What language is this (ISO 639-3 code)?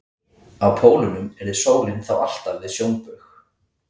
isl